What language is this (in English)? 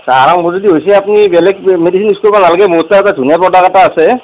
Assamese